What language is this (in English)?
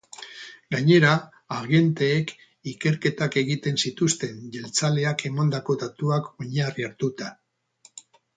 Basque